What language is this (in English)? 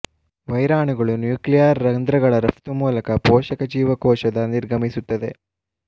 Kannada